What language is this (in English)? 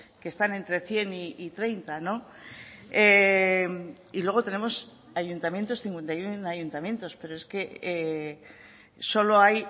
Spanish